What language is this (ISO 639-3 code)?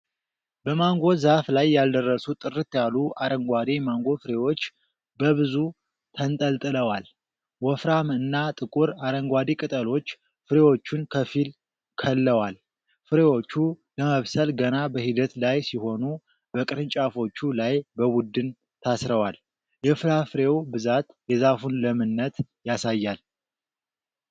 amh